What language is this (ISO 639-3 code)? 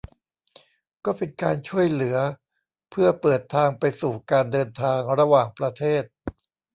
tha